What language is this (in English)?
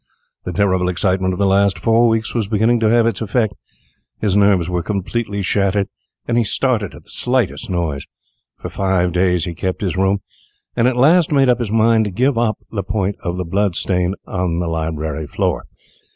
English